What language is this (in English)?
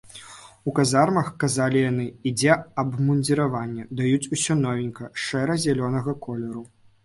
Belarusian